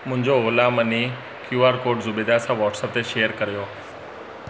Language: Sindhi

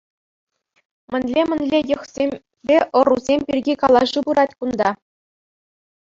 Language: Chuvash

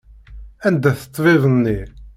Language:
Kabyle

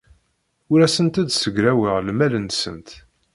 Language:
Kabyle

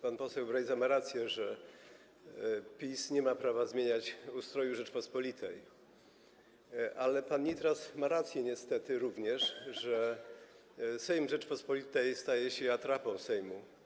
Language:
Polish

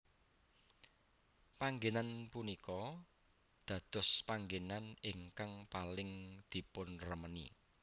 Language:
Javanese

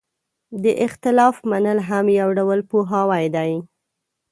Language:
Pashto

